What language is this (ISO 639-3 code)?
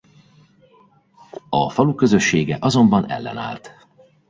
hun